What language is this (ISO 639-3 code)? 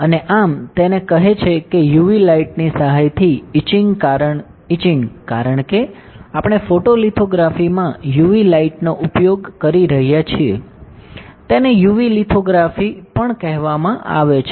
guj